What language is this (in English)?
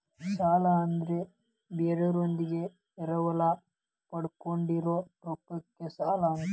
Kannada